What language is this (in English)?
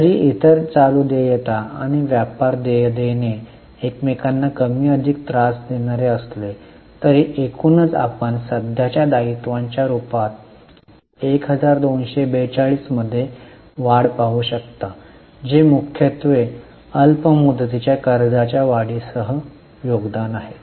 Marathi